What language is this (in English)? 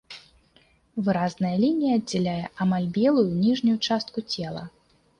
Belarusian